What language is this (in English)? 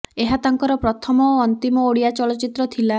Odia